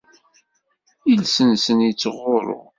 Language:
Kabyle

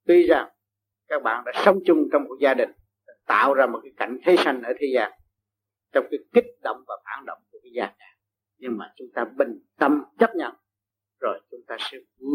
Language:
Vietnamese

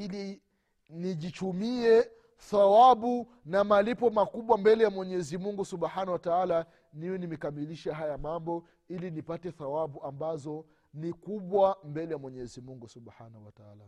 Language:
Swahili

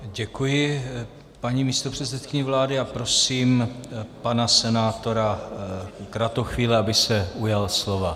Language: Czech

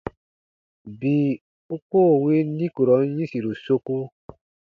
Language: Baatonum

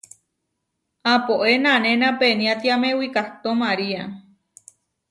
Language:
Huarijio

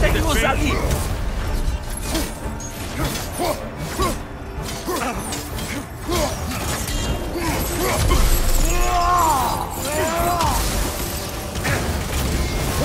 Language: Portuguese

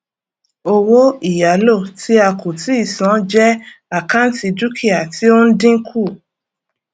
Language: Yoruba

